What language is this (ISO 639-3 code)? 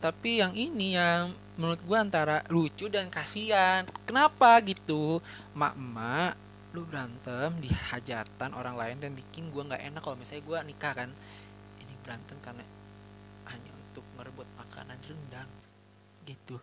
ind